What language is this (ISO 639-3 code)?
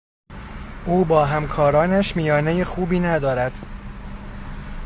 fas